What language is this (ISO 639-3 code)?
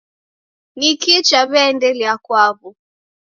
dav